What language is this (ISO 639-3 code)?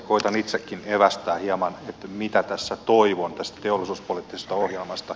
fin